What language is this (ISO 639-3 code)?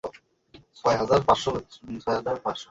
ben